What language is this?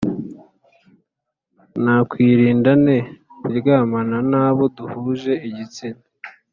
Kinyarwanda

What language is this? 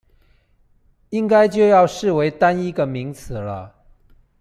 Chinese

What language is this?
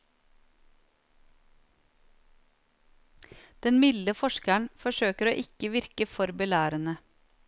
Norwegian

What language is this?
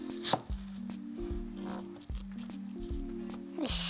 Japanese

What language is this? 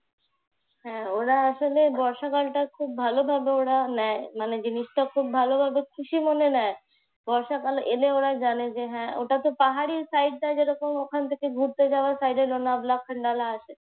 Bangla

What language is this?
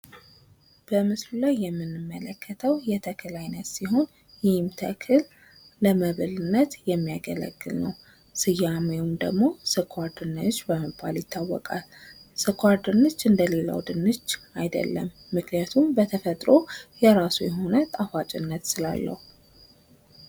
Amharic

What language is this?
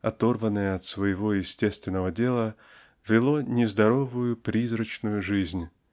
Russian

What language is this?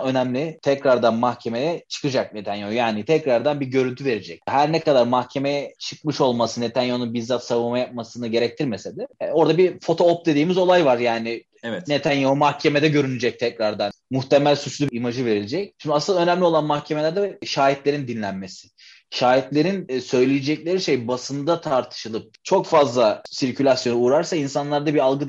Turkish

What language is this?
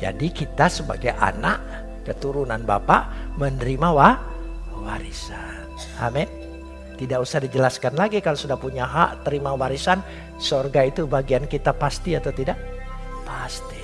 Indonesian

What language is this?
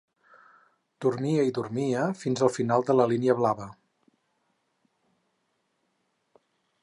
Catalan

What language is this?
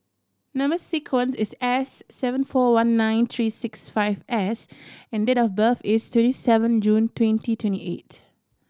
English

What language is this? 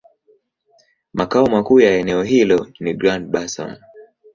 Swahili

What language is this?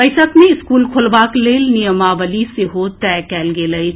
Maithili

